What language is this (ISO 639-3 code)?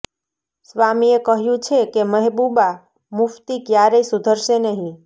guj